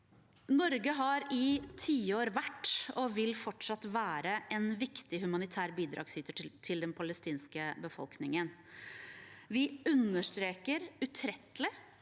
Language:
Norwegian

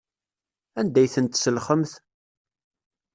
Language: Kabyle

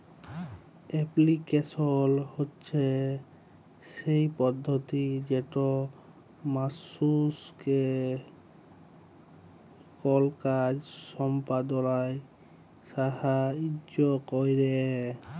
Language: Bangla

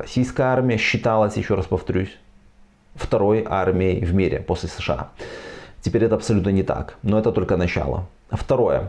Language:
Russian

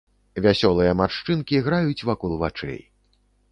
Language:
Belarusian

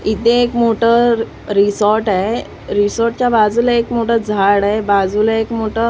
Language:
Marathi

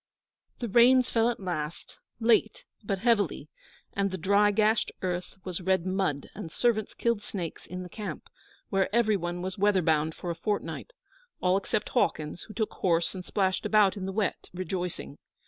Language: English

